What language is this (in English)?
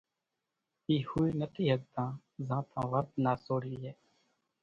Kachi Koli